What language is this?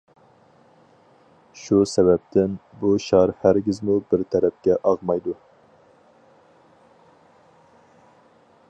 Uyghur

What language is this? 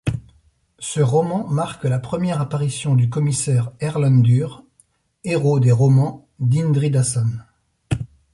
French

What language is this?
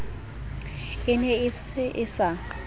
Southern Sotho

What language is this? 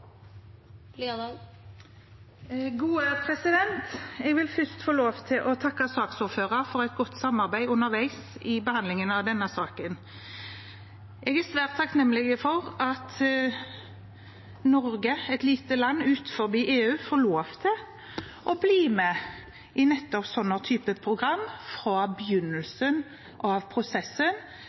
Norwegian Bokmål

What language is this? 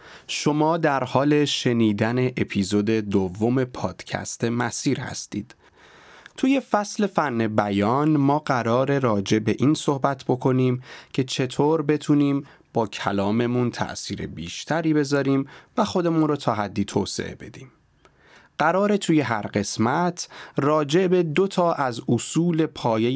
Persian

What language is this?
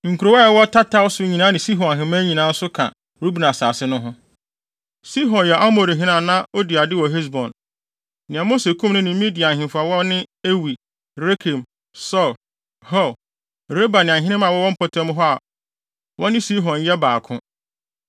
Akan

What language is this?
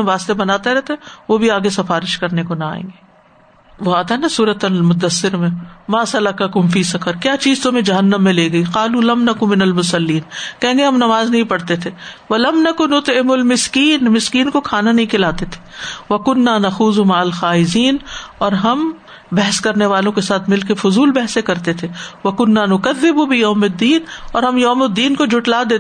Urdu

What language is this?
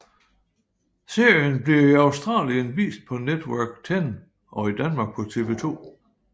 Danish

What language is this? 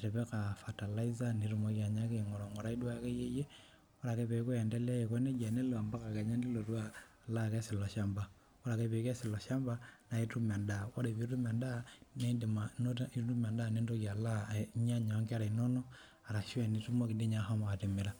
Masai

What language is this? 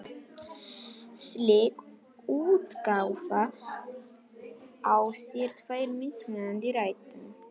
Icelandic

